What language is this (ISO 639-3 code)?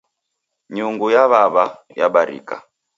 dav